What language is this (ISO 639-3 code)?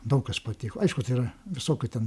lit